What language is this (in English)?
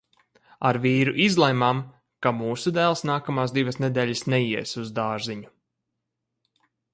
Latvian